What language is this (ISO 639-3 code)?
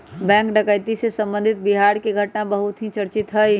mag